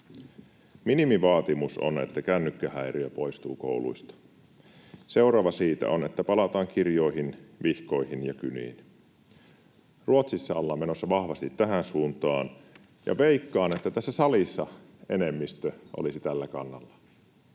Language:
Finnish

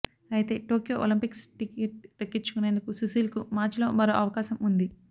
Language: Telugu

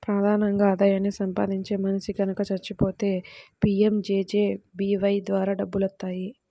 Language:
Telugu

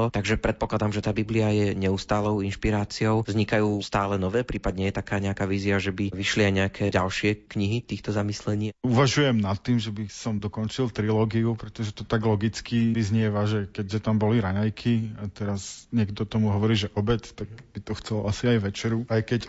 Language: Slovak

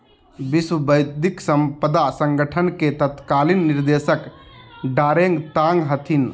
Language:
Magahi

